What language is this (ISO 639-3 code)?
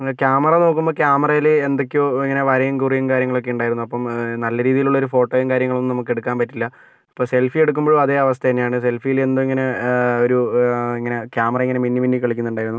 mal